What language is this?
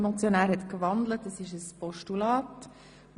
Swiss German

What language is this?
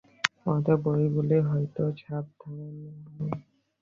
Bangla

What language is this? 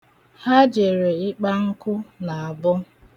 Igbo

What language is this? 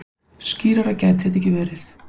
Icelandic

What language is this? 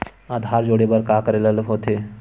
Chhattisgarhi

